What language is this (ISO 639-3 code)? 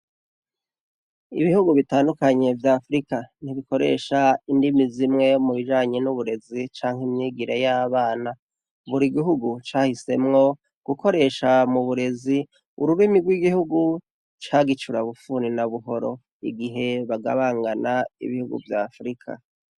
run